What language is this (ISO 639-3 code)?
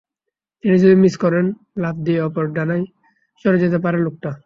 ben